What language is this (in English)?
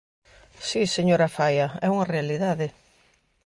Galician